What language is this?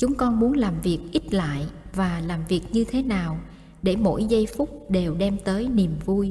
Vietnamese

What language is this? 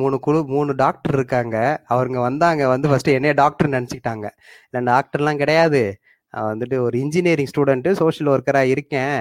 Tamil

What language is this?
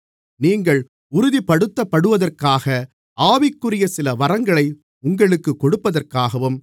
Tamil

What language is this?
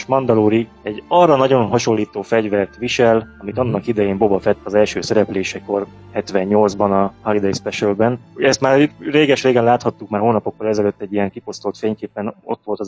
Hungarian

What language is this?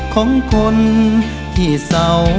Thai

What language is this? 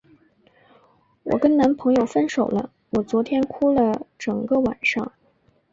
Chinese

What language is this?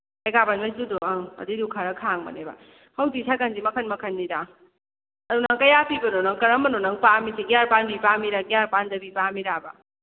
Manipuri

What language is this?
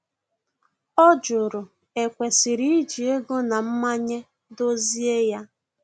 Igbo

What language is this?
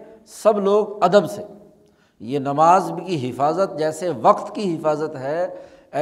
Urdu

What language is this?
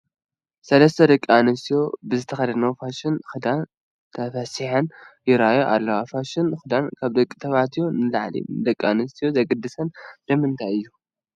Tigrinya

